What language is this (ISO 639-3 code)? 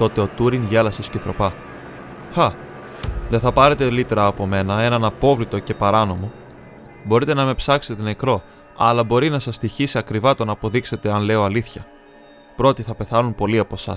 ell